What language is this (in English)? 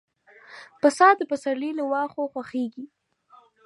Pashto